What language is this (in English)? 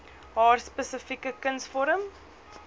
Afrikaans